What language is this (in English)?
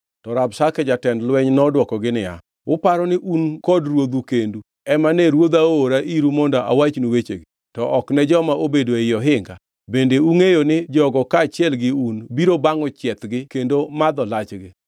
Luo (Kenya and Tanzania)